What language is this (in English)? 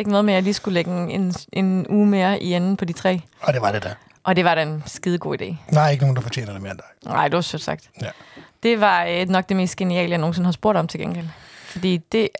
Danish